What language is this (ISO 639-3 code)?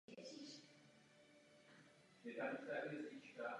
ces